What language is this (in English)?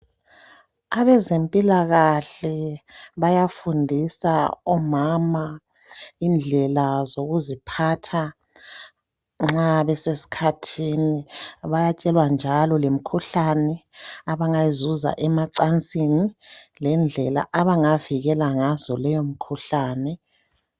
North Ndebele